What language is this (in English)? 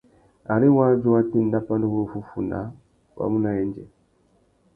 Tuki